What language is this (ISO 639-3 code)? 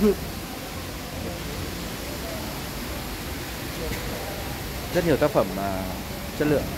vie